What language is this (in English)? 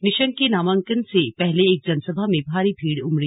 Hindi